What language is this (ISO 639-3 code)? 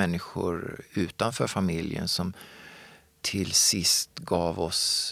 swe